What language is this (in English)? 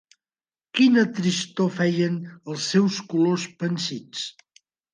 Catalan